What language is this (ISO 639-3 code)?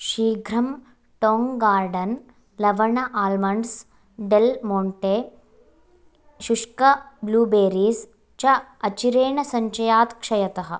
san